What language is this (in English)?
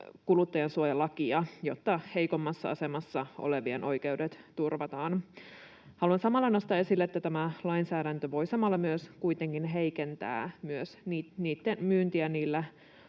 Finnish